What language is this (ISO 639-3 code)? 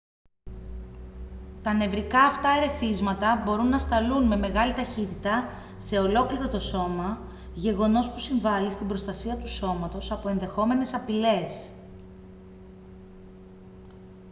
ell